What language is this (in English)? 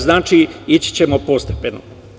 Serbian